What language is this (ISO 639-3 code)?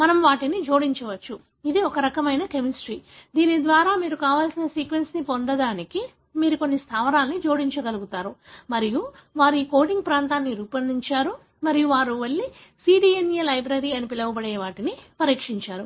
tel